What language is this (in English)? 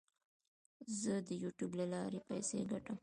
Pashto